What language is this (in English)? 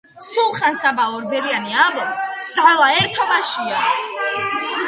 Georgian